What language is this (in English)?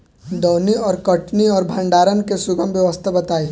Bhojpuri